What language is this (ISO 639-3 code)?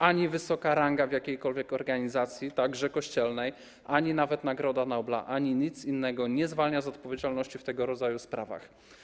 pol